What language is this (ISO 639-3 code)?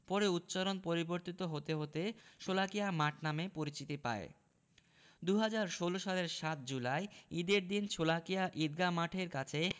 ben